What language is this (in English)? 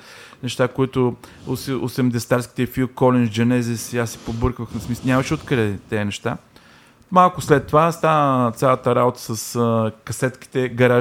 Bulgarian